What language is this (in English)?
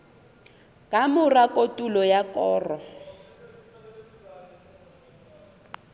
Southern Sotho